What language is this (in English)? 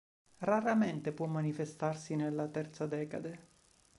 Italian